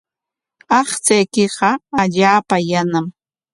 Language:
Corongo Ancash Quechua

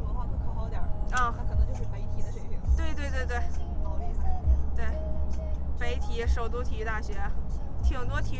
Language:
Chinese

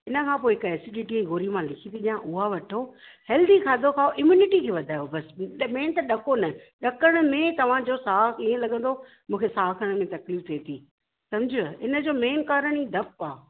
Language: Sindhi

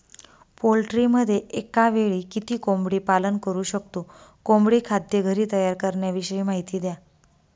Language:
Marathi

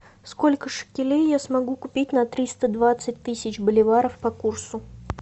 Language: Russian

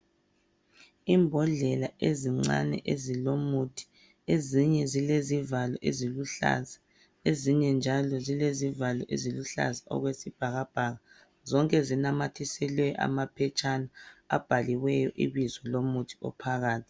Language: North Ndebele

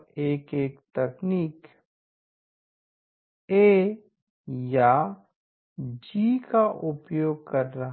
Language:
Hindi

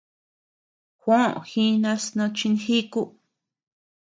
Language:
Tepeuxila Cuicatec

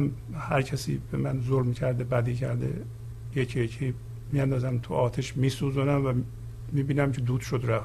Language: Persian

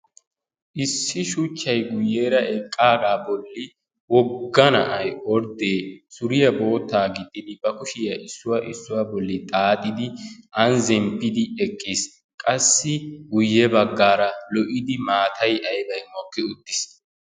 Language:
Wolaytta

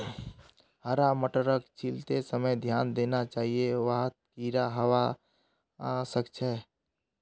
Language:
Magahi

